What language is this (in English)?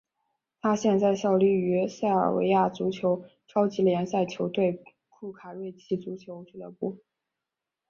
Chinese